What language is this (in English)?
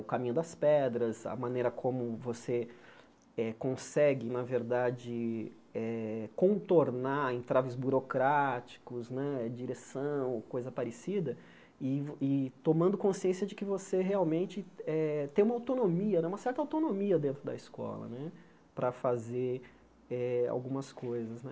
Portuguese